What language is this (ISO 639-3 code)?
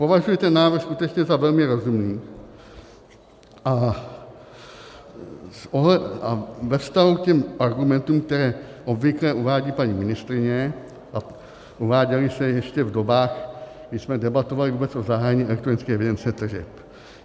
ces